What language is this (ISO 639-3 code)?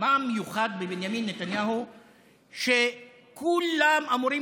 heb